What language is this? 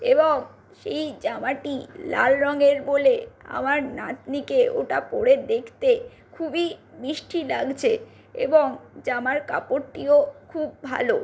Bangla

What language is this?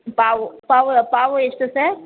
Kannada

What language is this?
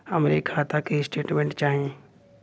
Bhojpuri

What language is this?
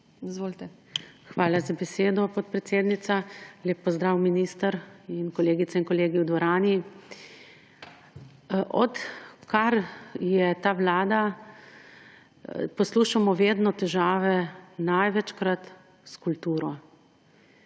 Slovenian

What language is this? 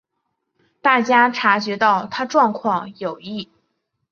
Chinese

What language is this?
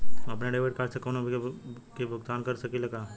Bhojpuri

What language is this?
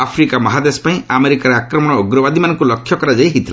Odia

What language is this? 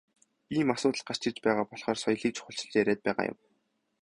Mongolian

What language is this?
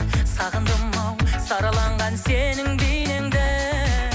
Kazakh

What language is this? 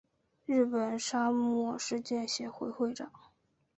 Chinese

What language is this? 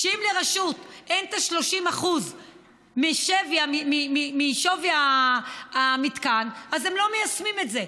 Hebrew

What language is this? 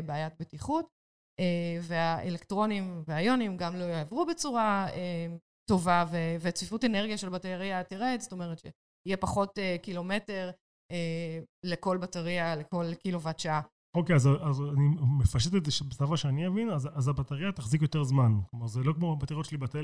Hebrew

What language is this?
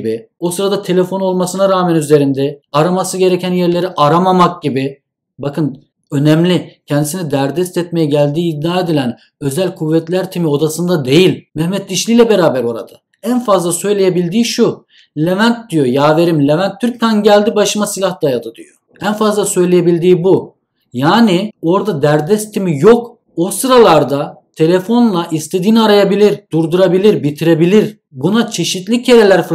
Turkish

